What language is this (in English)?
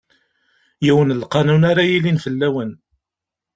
Kabyle